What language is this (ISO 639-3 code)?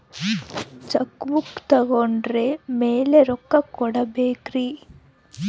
kan